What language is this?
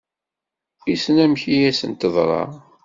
Kabyle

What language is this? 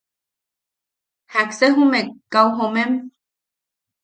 Yaqui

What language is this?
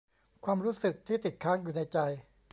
Thai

